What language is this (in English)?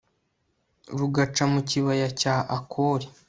Kinyarwanda